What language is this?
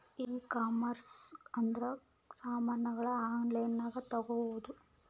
Kannada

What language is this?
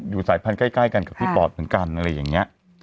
Thai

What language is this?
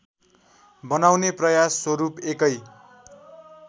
Nepali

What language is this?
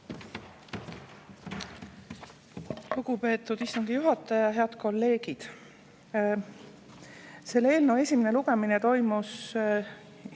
Estonian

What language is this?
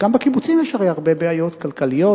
Hebrew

